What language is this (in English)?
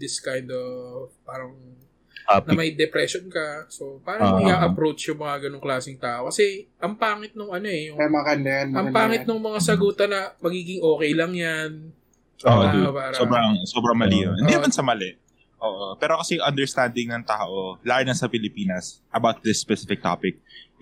Filipino